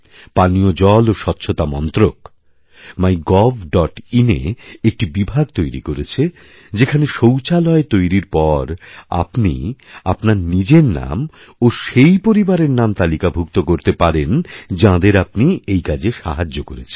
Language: Bangla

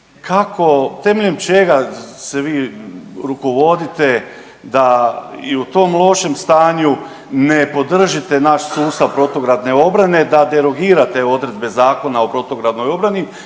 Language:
Croatian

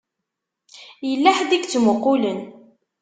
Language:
Kabyle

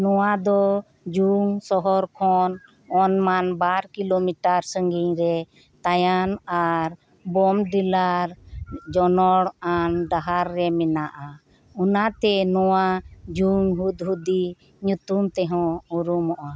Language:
Santali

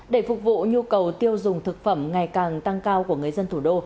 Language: Vietnamese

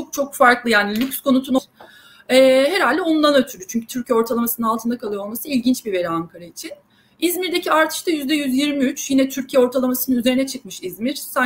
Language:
Turkish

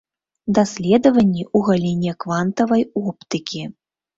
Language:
Belarusian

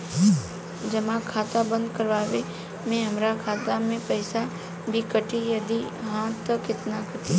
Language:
Bhojpuri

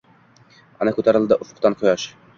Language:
Uzbek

